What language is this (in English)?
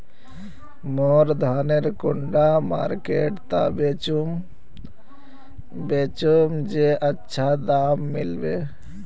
Magahi